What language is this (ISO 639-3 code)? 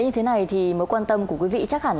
vie